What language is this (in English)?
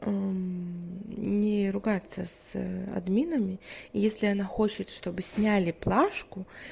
Russian